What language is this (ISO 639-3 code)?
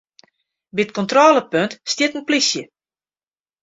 fry